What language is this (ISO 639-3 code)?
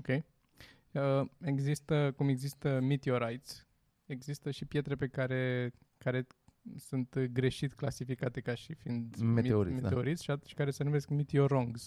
ron